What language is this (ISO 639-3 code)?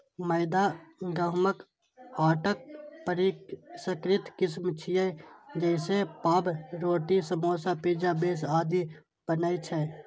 mai